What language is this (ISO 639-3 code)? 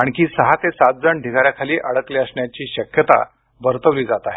mar